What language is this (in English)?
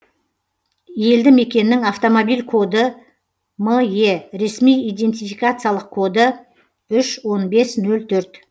Kazakh